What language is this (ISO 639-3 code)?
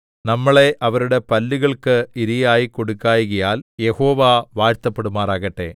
mal